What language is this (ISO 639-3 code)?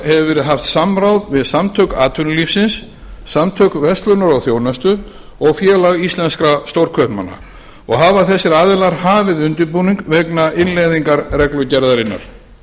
isl